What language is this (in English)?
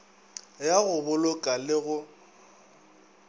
Northern Sotho